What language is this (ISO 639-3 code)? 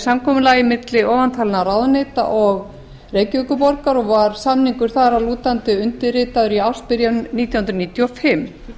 isl